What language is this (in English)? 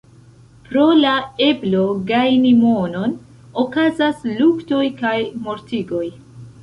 Esperanto